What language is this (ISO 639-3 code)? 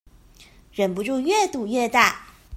zho